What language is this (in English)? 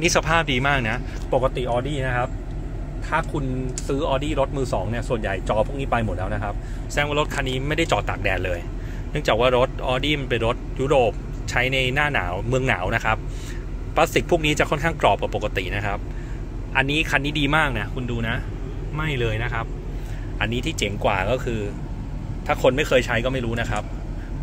Thai